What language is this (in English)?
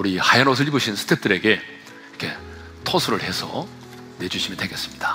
Korean